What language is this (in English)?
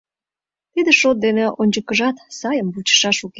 Mari